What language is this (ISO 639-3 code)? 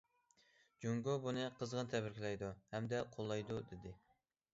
uig